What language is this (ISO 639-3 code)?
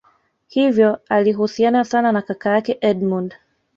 swa